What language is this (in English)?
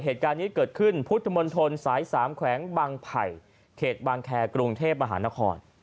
Thai